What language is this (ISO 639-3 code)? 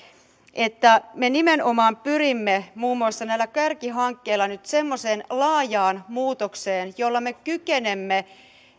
fin